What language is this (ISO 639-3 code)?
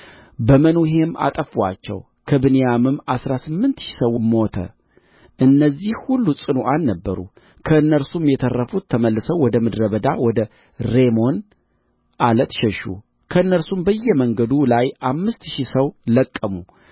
amh